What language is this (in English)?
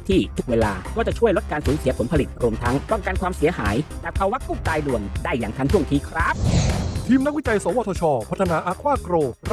Thai